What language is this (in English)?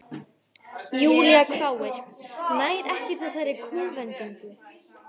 Icelandic